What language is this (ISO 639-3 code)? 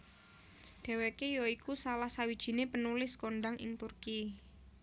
jav